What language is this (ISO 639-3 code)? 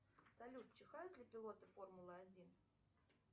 rus